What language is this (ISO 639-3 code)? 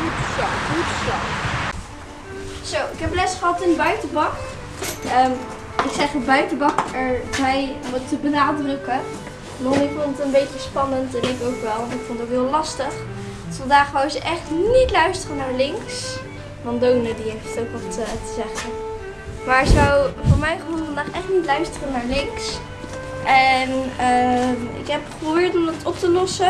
nld